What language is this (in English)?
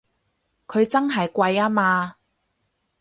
Cantonese